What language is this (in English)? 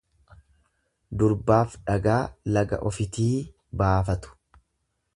Oromo